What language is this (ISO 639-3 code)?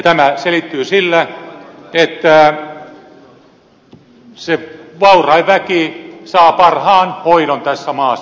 fin